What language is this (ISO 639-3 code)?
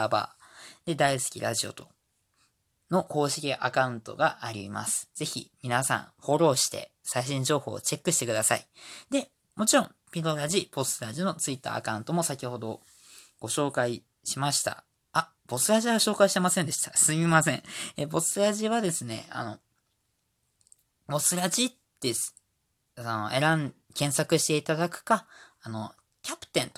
jpn